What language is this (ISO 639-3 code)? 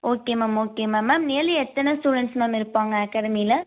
tam